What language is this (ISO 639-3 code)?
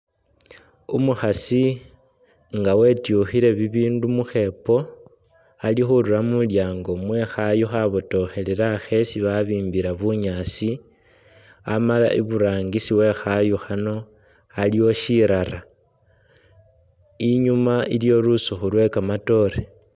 myx